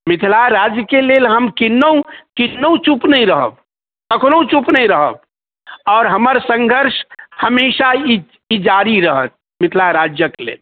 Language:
Maithili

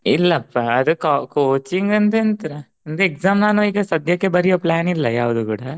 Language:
Kannada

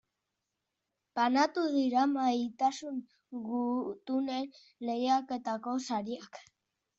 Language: Basque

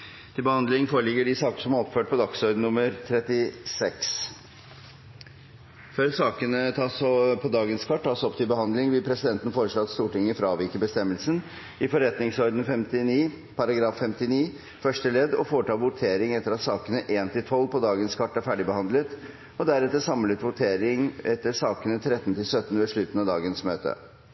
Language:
Norwegian Bokmål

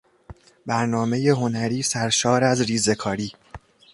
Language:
Persian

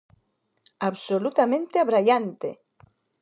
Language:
Galician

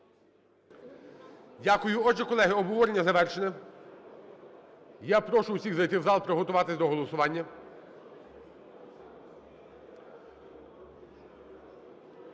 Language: Ukrainian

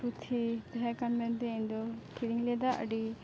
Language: Santali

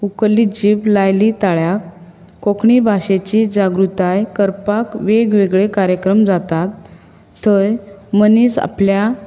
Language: Konkani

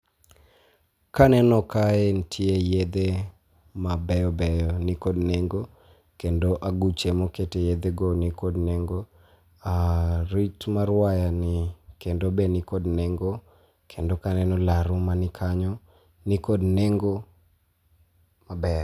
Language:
Luo (Kenya and Tanzania)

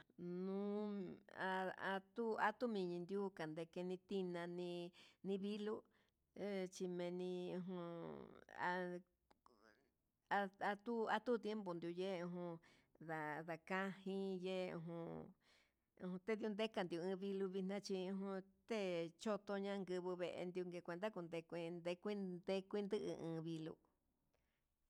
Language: Huitepec Mixtec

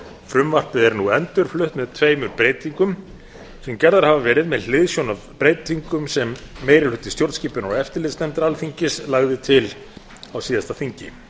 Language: Icelandic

